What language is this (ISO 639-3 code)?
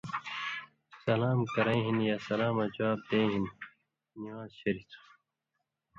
mvy